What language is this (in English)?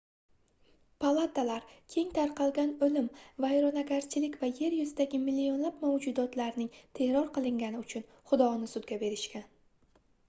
Uzbek